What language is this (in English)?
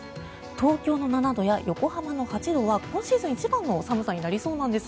Japanese